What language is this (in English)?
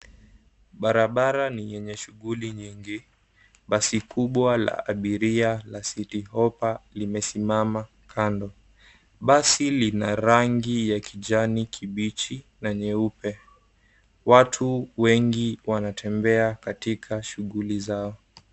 Swahili